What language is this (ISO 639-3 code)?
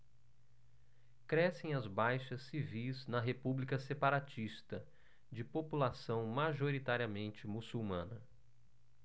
por